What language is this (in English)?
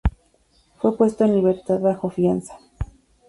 Spanish